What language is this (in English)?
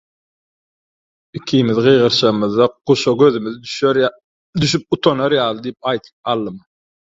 Turkmen